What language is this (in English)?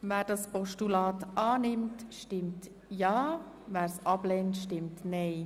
Swiss German